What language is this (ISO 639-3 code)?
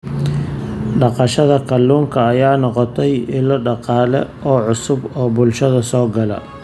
som